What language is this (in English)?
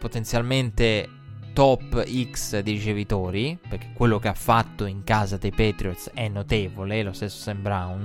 Italian